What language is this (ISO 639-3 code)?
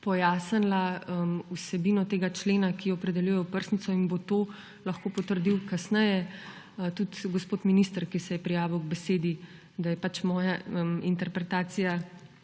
slv